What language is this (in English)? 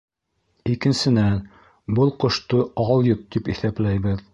Bashkir